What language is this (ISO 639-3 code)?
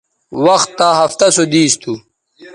btv